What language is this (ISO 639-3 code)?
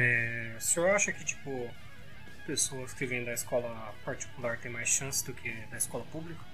por